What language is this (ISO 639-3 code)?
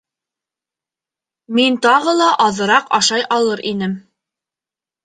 bak